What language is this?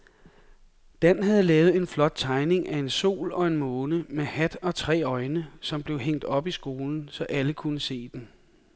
Danish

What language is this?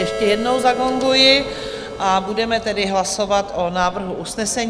Czech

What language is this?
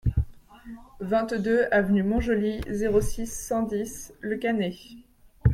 French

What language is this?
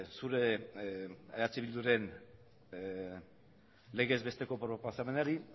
Basque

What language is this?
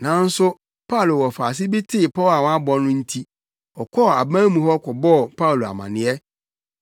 Akan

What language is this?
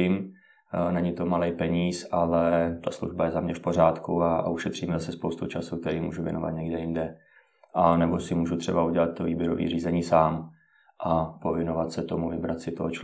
Czech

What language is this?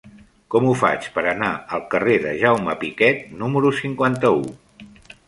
Catalan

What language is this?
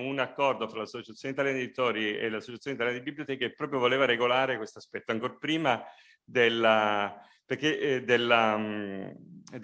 Italian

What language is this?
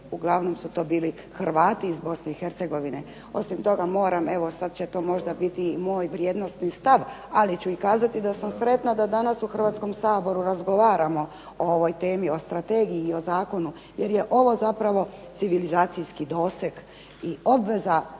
Croatian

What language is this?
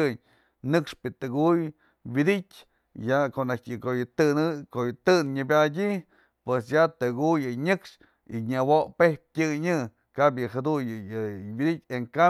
Mazatlán Mixe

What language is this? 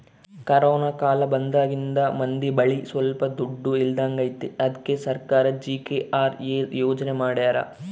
Kannada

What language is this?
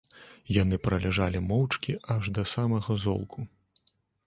Belarusian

